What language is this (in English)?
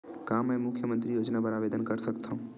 Chhattisgarhi